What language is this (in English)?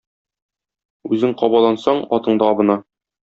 Tatar